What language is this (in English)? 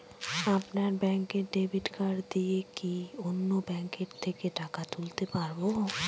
Bangla